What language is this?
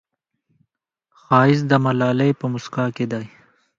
Pashto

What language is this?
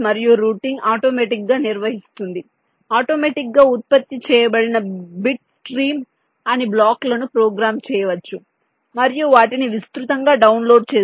Telugu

